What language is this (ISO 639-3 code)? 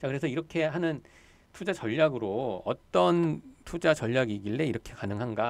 kor